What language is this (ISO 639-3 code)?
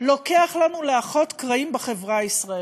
heb